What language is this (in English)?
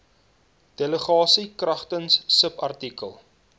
Afrikaans